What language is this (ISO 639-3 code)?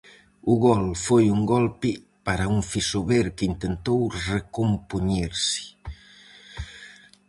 glg